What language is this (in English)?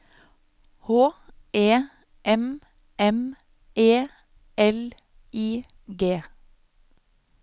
Norwegian